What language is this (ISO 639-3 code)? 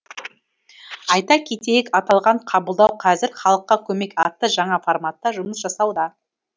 kaz